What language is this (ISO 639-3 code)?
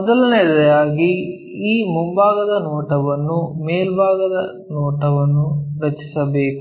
kan